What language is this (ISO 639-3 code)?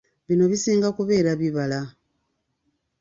lug